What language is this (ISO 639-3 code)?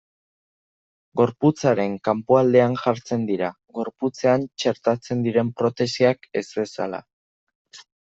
eus